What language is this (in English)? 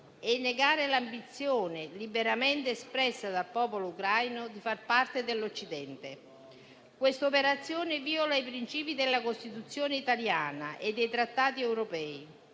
Italian